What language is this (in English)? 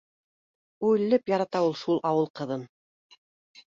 Bashkir